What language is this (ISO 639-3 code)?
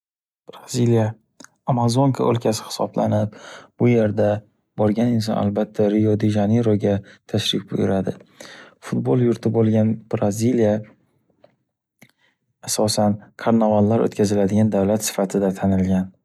uzb